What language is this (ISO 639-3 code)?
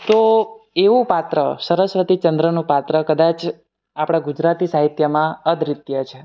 guj